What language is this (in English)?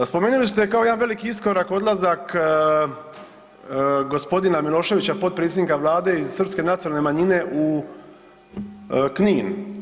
Croatian